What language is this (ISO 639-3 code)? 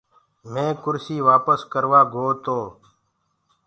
ggg